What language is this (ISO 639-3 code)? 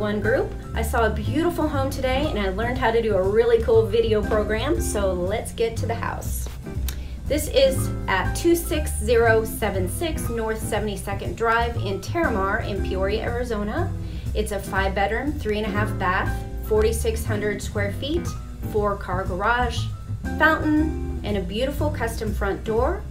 eng